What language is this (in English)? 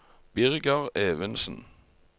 Norwegian